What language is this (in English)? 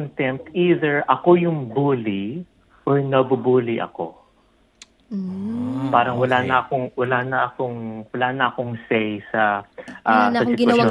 Filipino